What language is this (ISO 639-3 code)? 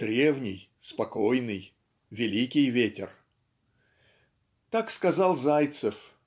rus